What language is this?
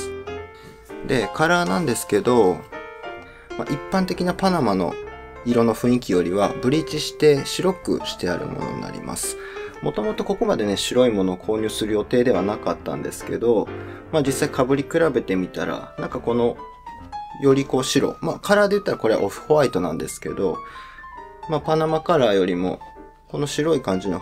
Japanese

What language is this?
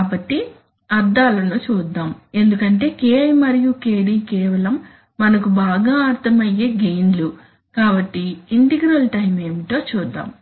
Telugu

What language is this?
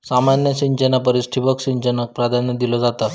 Marathi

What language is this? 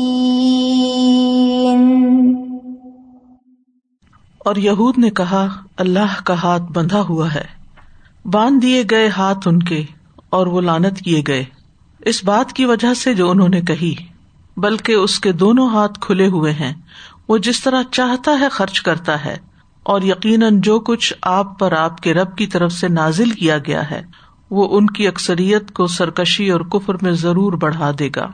Urdu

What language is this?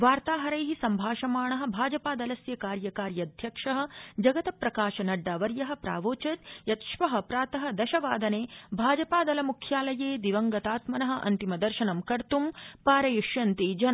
Sanskrit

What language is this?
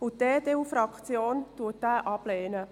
Swiss German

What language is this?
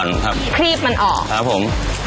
Thai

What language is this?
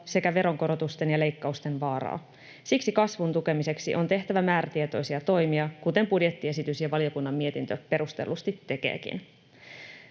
Finnish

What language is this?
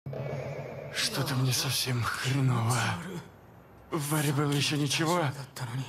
Russian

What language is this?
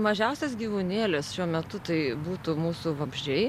Lithuanian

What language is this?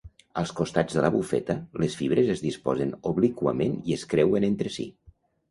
Catalan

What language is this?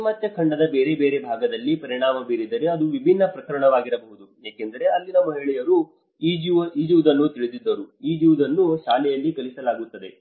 Kannada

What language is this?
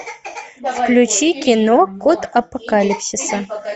Russian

